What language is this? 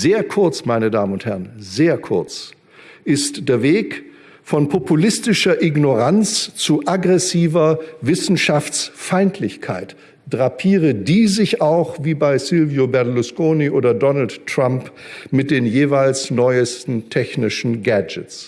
German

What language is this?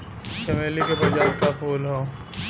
Bhojpuri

